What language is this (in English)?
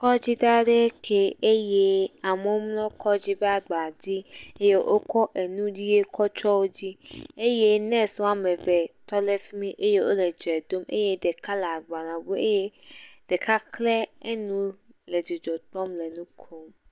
Ewe